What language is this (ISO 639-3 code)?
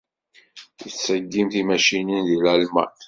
kab